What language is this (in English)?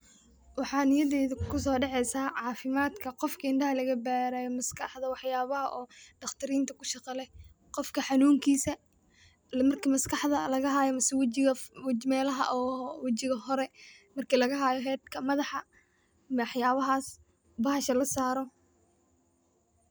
Somali